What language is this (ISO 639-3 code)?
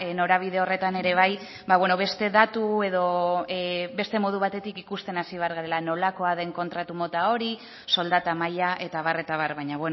eus